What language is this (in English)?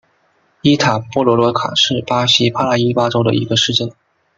Chinese